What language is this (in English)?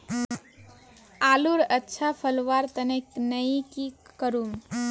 Magahi